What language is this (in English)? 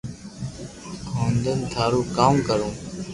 Loarki